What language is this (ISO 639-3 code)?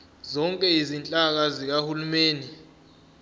zul